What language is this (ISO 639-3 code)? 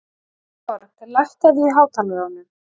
isl